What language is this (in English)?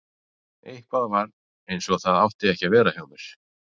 Icelandic